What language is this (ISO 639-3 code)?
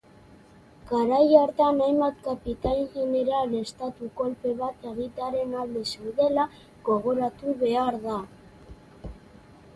eus